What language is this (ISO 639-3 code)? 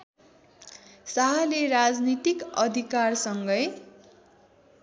nep